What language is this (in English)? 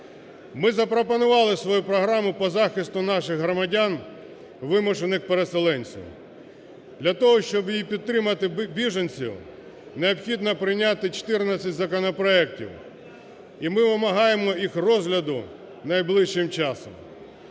Ukrainian